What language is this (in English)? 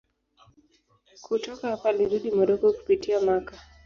Swahili